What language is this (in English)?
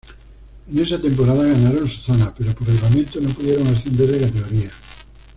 Spanish